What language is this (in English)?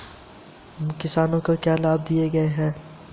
Hindi